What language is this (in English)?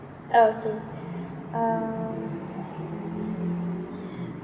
English